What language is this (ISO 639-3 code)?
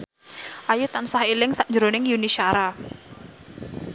jav